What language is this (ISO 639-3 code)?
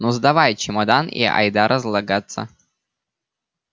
rus